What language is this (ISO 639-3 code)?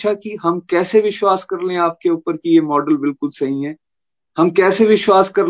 hin